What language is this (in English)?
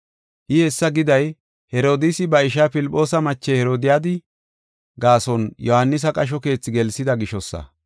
Gofa